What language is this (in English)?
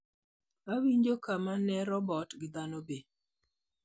Luo (Kenya and Tanzania)